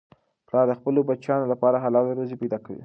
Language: Pashto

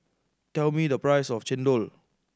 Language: English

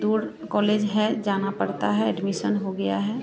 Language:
Hindi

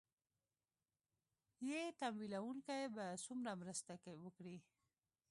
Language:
Pashto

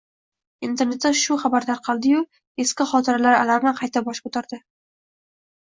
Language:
Uzbek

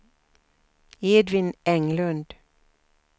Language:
Swedish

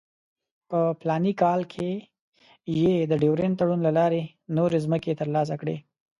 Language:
Pashto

